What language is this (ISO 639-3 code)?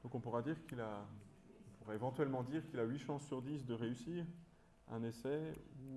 fra